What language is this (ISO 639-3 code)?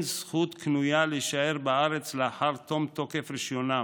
heb